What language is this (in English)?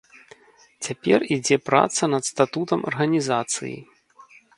Belarusian